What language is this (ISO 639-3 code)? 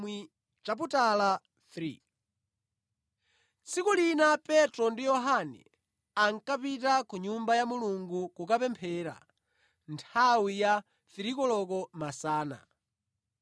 nya